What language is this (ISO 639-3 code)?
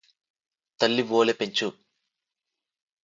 tel